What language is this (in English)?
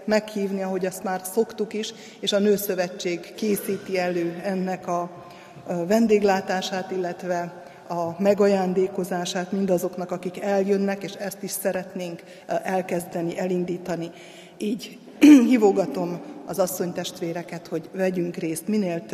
Hungarian